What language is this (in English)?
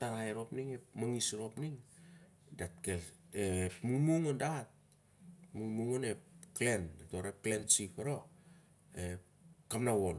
Siar-Lak